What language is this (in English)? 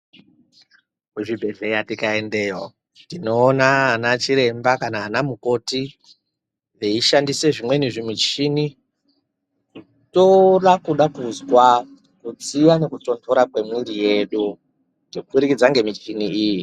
Ndau